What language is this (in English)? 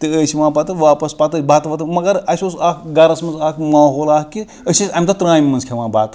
Kashmiri